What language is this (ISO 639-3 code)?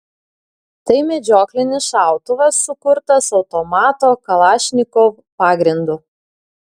lit